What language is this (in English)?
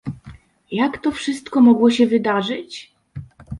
Polish